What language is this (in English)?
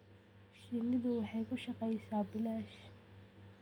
Somali